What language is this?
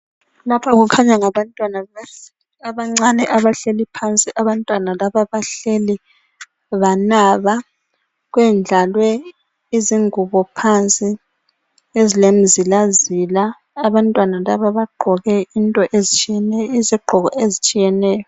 North Ndebele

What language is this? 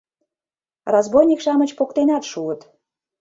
Mari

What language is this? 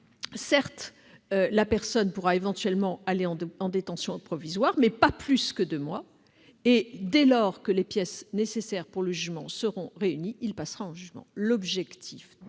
French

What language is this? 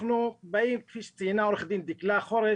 Hebrew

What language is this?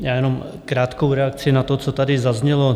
Czech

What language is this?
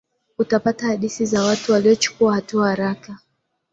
Swahili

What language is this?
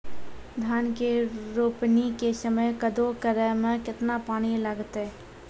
Maithili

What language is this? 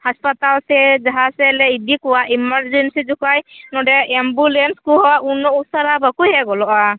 Santali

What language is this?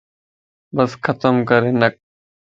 Lasi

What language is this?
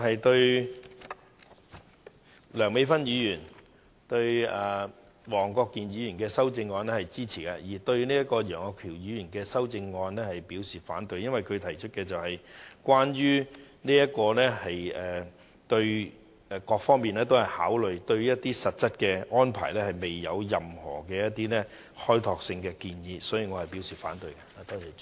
Cantonese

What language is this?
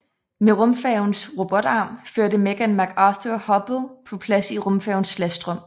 Danish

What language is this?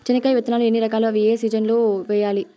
Telugu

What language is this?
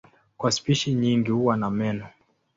Swahili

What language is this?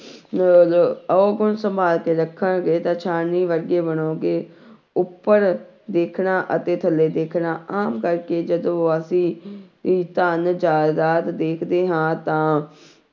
Punjabi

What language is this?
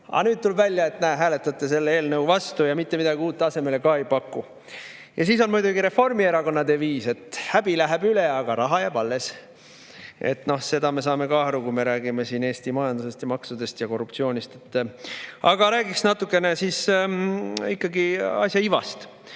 Estonian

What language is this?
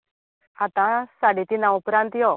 Konkani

